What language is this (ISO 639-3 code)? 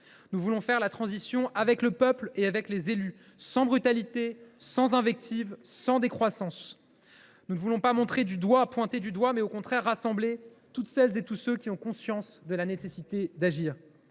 fra